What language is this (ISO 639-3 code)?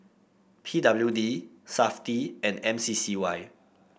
eng